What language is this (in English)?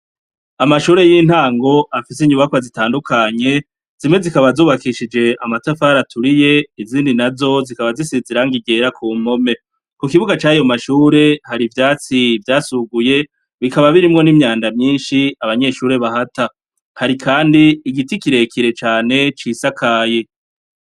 Rundi